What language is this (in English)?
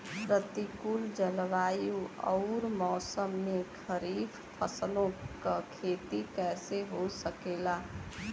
Bhojpuri